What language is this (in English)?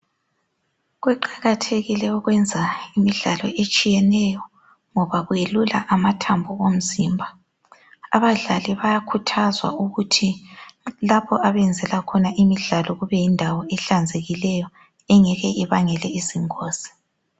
North Ndebele